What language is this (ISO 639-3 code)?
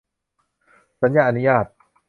tha